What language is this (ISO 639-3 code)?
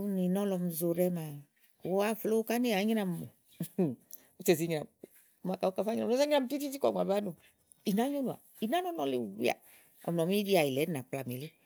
ahl